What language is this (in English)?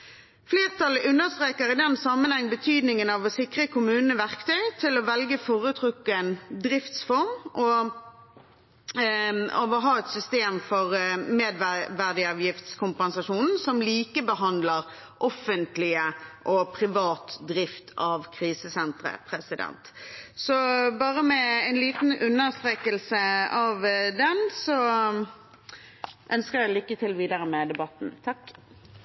Norwegian Bokmål